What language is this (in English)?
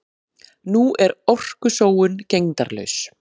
Icelandic